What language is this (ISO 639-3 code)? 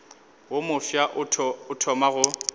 nso